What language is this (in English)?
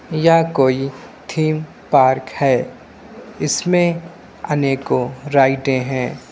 Hindi